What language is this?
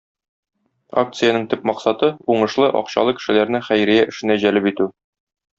Tatar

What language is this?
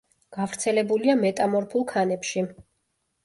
Georgian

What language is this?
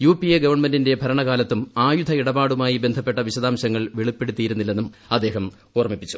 Malayalam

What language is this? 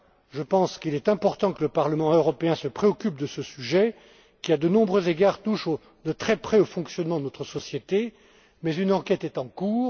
French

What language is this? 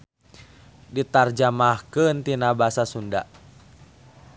Sundanese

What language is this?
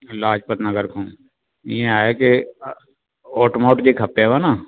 Sindhi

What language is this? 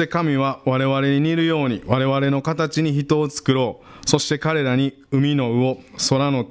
Japanese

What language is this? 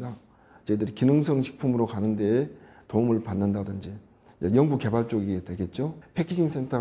Korean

